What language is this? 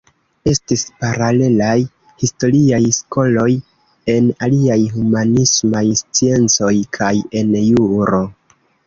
Esperanto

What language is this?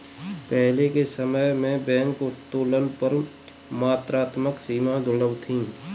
Hindi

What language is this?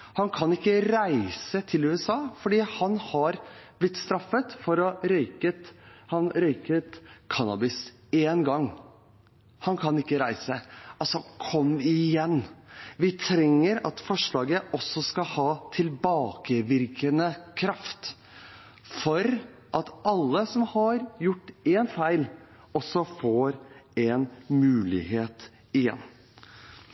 Norwegian Bokmål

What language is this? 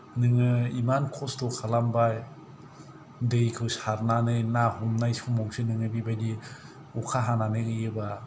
Bodo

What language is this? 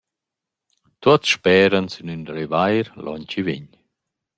Romansh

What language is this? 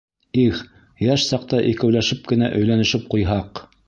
Bashkir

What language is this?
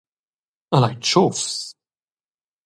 Romansh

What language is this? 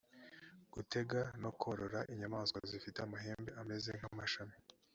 Kinyarwanda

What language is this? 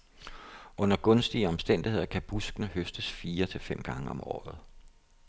Danish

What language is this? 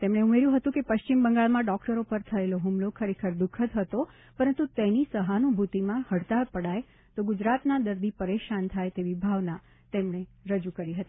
Gujarati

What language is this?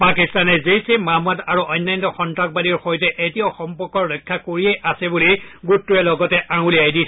Assamese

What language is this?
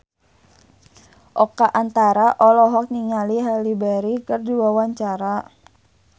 Sundanese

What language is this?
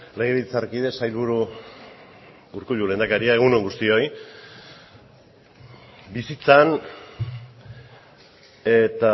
Basque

